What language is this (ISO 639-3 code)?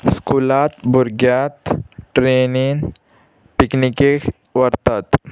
kok